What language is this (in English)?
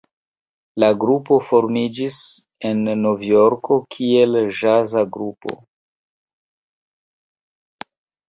Esperanto